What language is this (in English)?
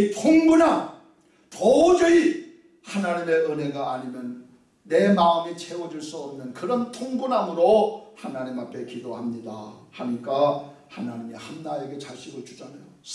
Korean